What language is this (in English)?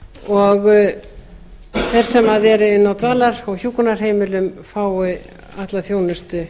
Icelandic